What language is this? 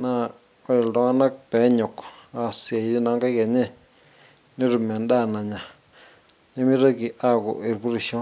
Masai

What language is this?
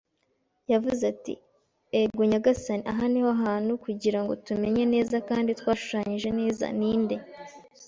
Kinyarwanda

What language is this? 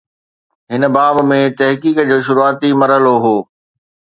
Sindhi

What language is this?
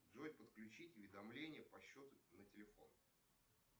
Russian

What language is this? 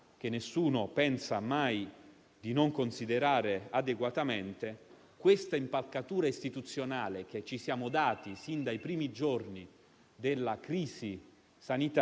Italian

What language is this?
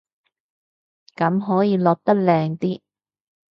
Cantonese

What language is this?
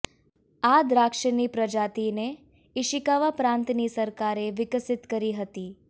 Gujarati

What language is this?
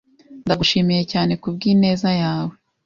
Kinyarwanda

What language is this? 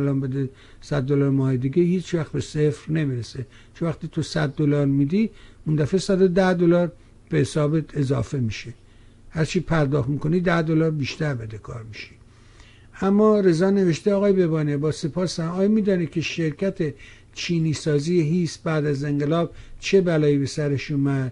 Persian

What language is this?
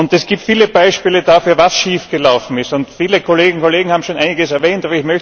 German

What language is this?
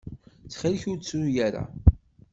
Kabyle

